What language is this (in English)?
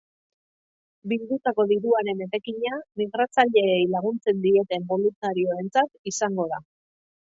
Basque